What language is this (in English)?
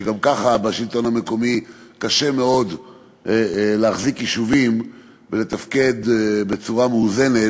Hebrew